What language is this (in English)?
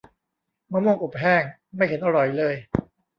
Thai